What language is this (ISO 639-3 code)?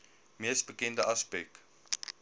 afr